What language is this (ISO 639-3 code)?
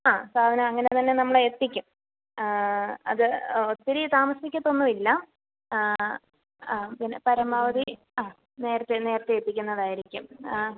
mal